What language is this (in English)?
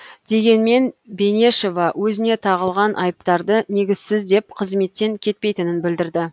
Kazakh